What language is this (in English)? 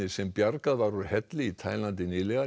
Icelandic